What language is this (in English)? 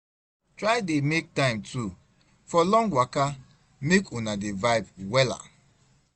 Nigerian Pidgin